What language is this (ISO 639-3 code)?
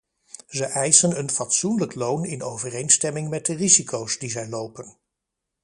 nld